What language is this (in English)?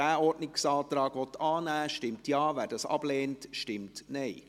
Swiss German